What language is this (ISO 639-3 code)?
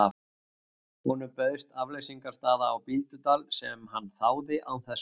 isl